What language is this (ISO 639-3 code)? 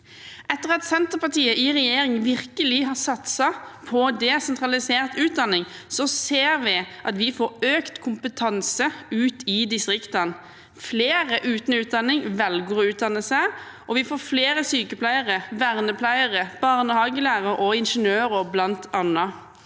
nor